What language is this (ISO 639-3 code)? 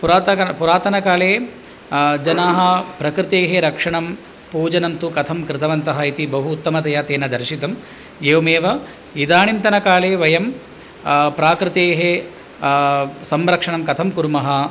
san